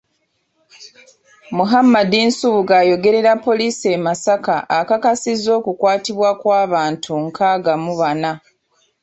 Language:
Ganda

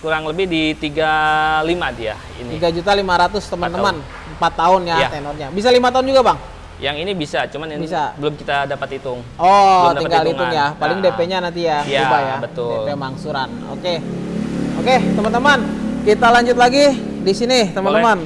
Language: Indonesian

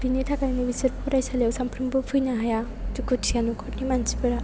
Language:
Bodo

